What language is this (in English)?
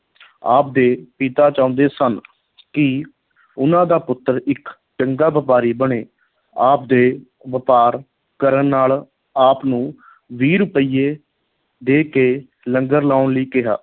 Punjabi